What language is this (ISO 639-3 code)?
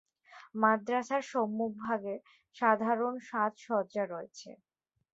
ben